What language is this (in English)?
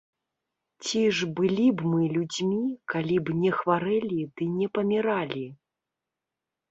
Belarusian